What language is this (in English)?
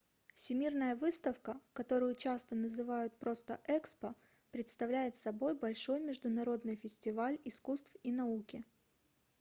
Russian